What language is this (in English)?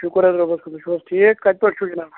Kashmiri